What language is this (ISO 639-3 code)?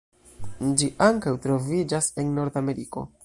epo